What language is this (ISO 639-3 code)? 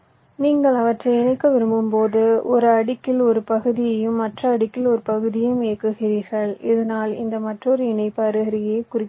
tam